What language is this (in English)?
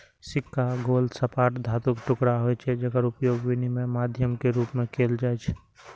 Maithili